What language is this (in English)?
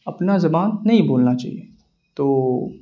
Urdu